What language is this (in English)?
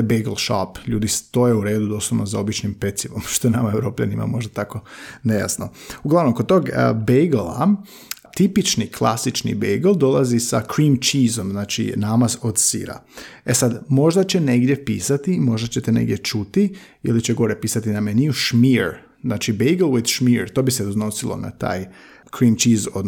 Croatian